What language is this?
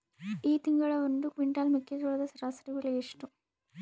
Kannada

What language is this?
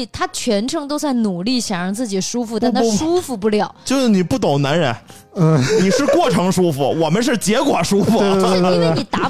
Chinese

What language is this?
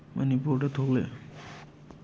Manipuri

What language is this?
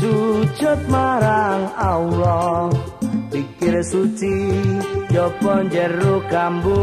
Indonesian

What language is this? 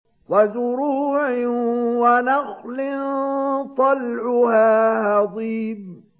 Arabic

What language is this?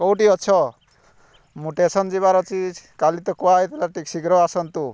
Odia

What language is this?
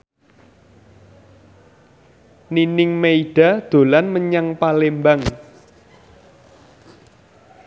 Javanese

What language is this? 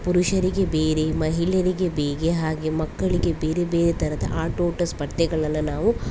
Kannada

